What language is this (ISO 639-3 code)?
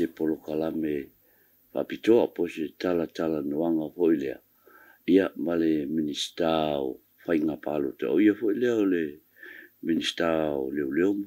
ara